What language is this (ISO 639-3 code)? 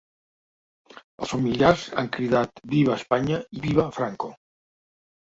cat